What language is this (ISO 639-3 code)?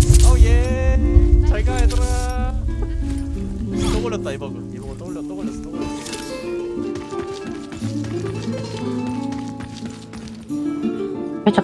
kor